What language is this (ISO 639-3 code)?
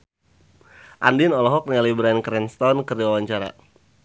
sun